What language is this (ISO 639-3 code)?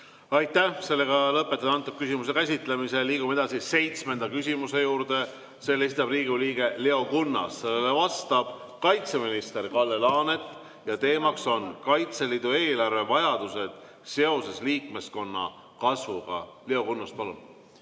est